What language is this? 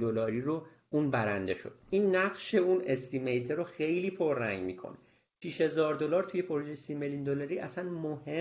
Persian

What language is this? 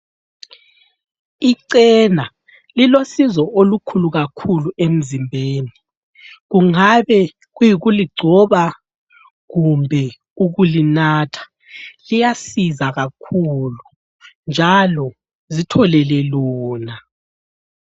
North Ndebele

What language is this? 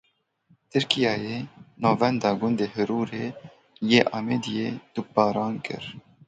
Kurdish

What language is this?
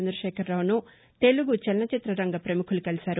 Telugu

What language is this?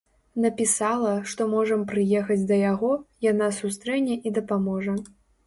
Belarusian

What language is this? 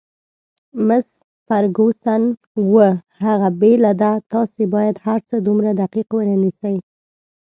Pashto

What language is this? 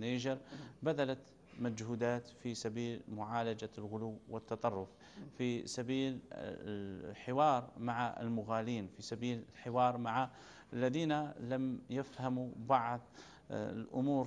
Arabic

